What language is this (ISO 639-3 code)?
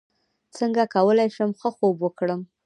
pus